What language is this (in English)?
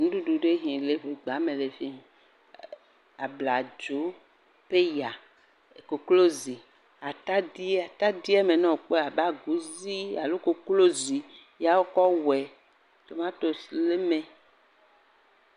Ewe